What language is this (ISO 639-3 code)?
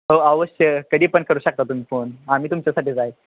mar